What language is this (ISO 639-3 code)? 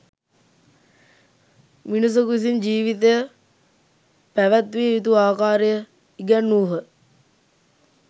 sin